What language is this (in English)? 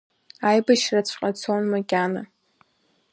Abkhazian